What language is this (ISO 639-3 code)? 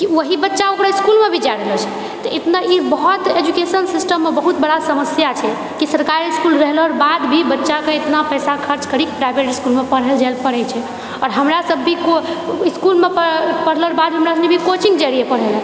mai